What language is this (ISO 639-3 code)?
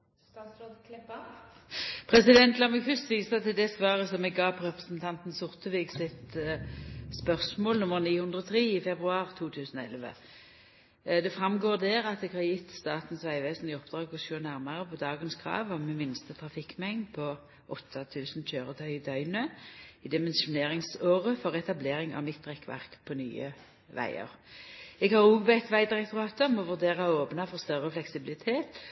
nno